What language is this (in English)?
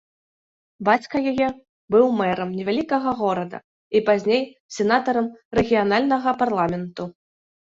Belarusian